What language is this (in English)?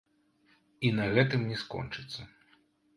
Belarusian